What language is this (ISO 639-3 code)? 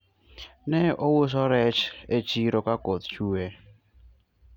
luo